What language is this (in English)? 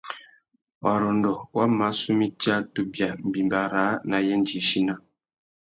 Tuki